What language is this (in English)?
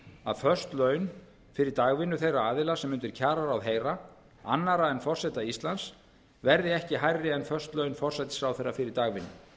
Icelandic